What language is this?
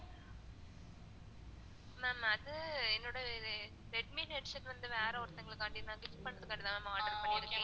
Tamil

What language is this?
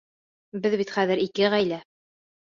Bashkir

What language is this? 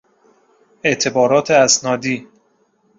Persian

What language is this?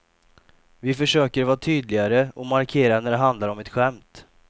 Swedish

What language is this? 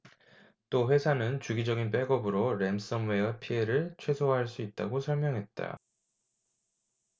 Korean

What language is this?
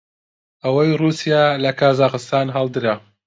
Central Kurdish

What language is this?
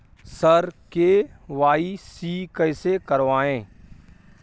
Maithili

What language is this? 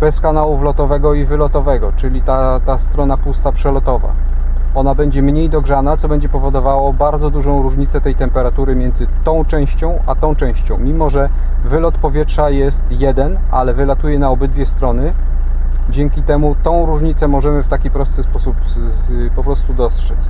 Polish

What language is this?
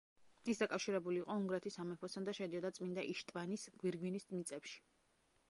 Georgian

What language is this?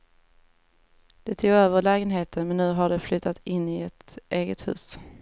Swedish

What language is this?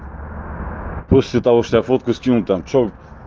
Russian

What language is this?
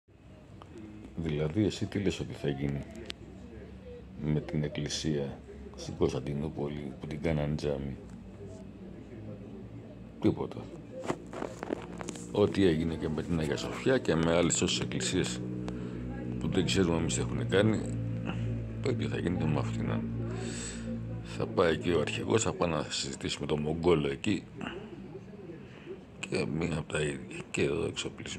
Greek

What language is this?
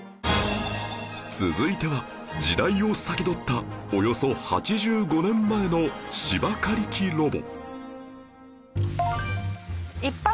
Japanese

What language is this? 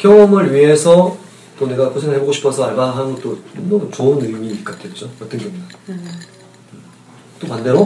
Korean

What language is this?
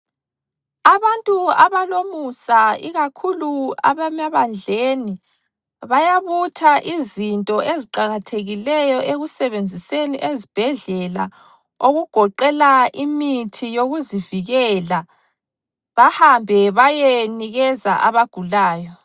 North Ndebele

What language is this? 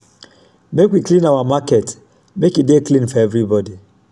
Nigerian Pidgin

